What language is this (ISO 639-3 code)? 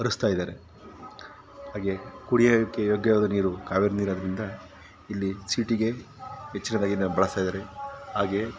kan